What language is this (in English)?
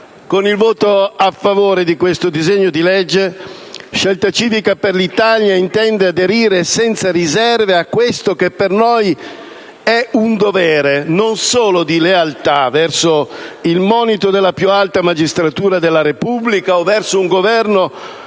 Italian